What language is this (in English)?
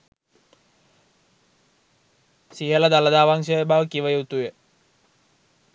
Sinhala